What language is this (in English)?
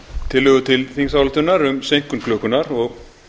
Icelandic